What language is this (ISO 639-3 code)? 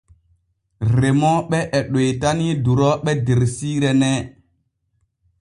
fue